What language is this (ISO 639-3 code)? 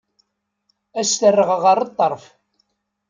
kab